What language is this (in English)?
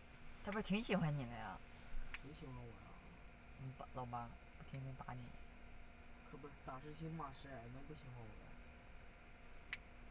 Chinese